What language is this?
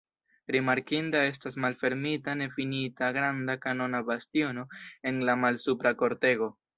Esperanto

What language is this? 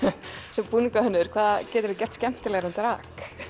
Icelandic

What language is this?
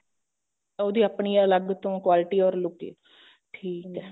Punjabi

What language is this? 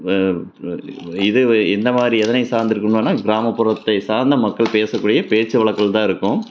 Tamil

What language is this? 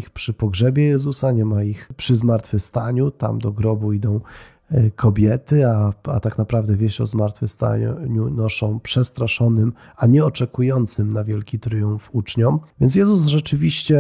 Polish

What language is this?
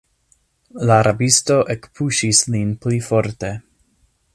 Esperanto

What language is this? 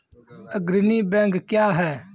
Maithili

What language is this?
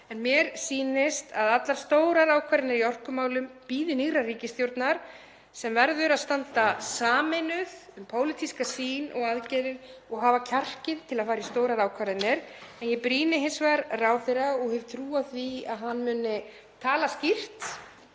Icelandic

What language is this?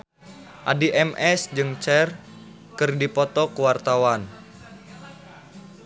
Sundanese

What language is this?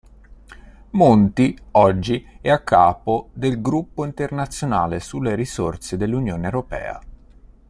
Italian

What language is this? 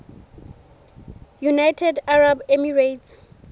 Southern Sotho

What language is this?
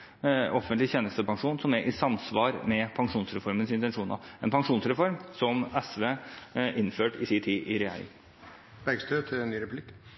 Norwegian Bokmål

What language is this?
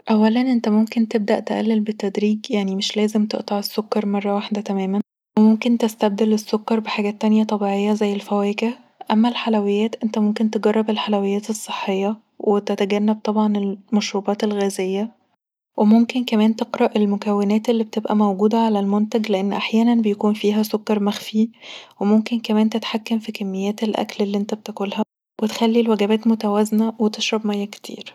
Egyptian Arabic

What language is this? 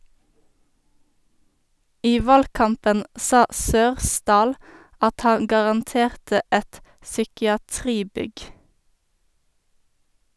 Norwegian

